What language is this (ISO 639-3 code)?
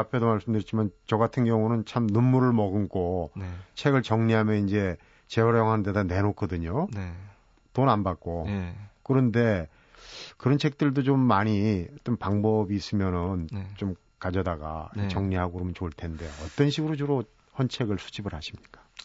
kor